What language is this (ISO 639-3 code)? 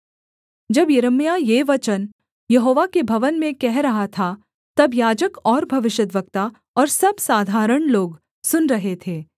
hin